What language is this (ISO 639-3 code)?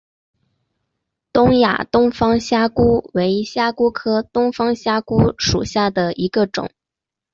zho